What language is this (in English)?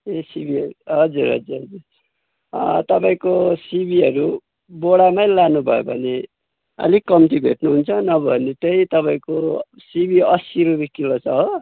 Nepali